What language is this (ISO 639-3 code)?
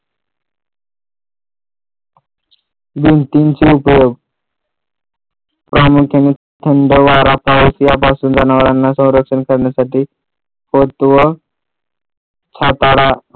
mar